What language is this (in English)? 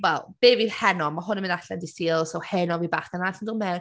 Welsh